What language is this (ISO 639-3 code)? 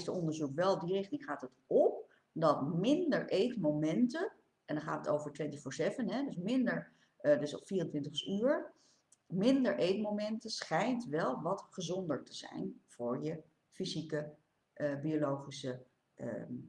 nld